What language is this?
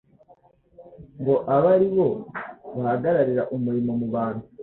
Kinyarwanda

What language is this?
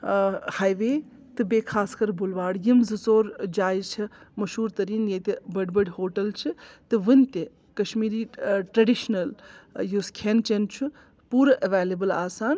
Kashmiri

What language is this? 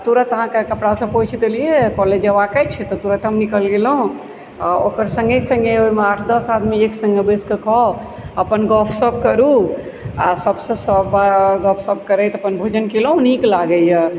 Maithili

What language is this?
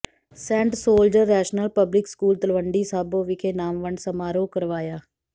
Punjabi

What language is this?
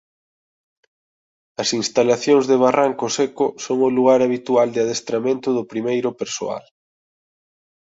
Galician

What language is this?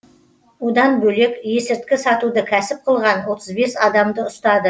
Kazakh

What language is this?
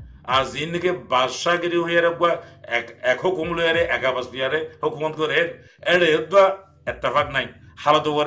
English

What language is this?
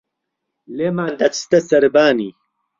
Central Kurdish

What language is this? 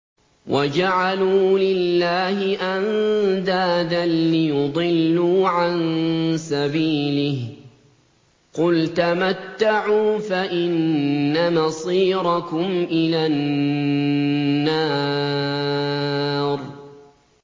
Arabic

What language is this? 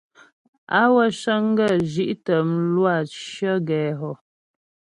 Ghomala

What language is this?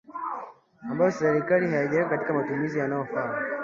Swahili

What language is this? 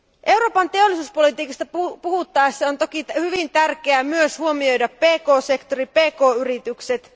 Finnish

